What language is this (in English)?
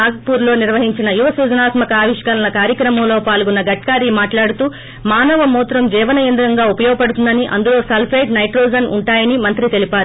Telugu